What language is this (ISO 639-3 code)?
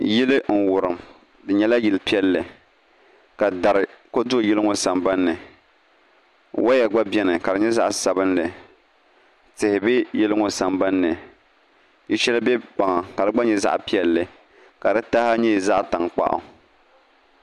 dag